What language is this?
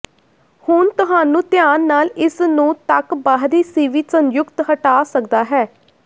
Punjabi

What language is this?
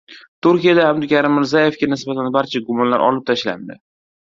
Uzbek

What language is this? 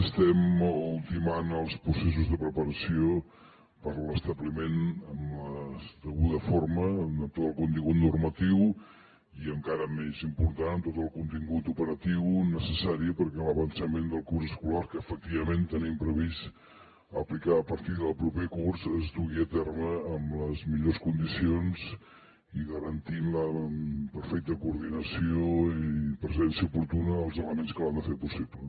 Catalan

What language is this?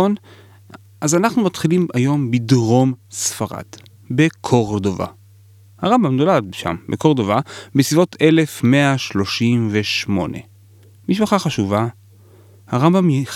Hebrew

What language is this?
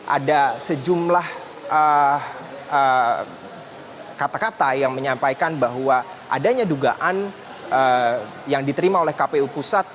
Indonesian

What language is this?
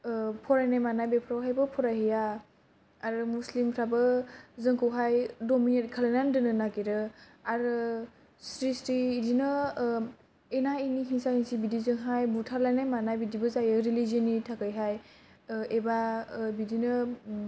Bodo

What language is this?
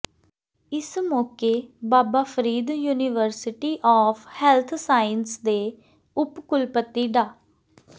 Punjabi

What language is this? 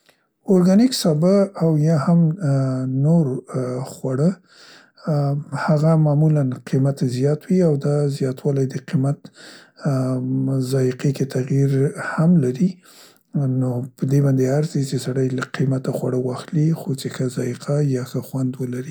Central Pashto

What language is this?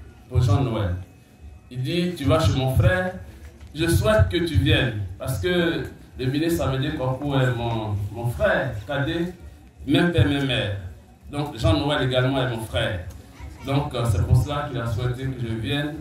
French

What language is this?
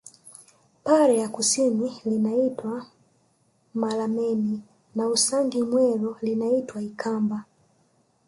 Swahili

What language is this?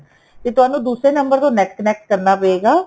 Punjabi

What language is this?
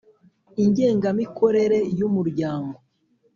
Kinyarwanda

